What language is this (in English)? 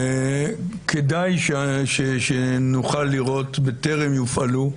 Hebrew